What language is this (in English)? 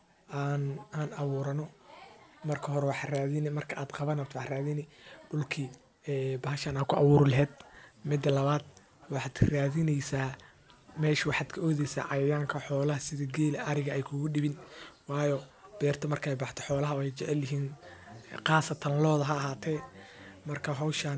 Somali